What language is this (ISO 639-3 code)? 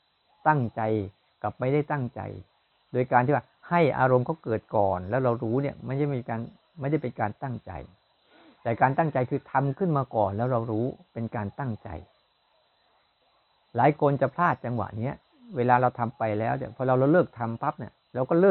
tha